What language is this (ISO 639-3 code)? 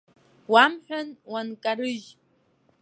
abk